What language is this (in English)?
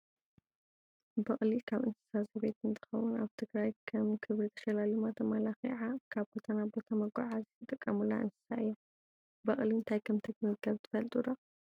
Tigrinya